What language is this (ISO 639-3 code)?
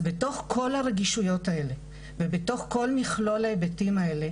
heb